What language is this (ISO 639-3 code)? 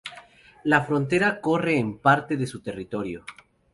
spa